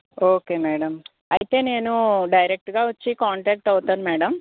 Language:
Telugu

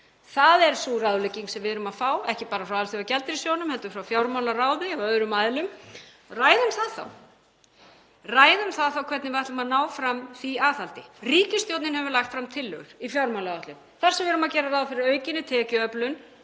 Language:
Icelandic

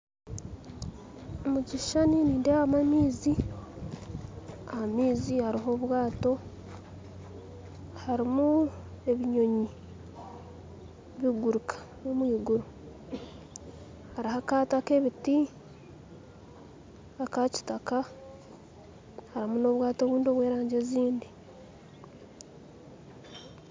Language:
Nyankole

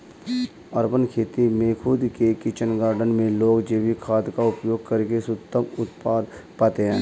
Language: Hindi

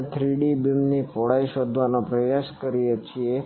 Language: Gujarati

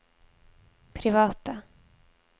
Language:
Norwegian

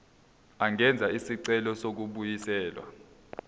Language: Zulu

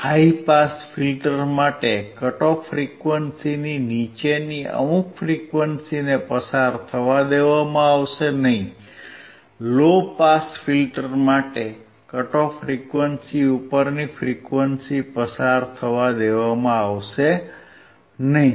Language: Gujarati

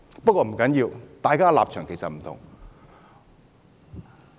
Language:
Cantonese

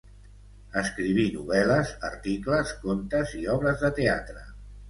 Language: Catalan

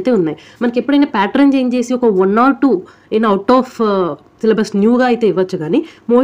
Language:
Telugu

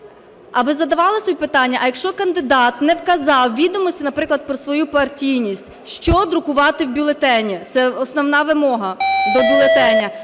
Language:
Ukrainian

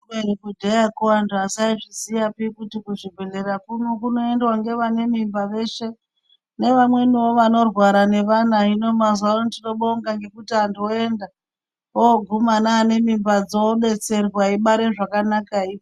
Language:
Ndau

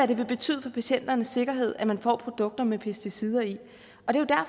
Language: Danish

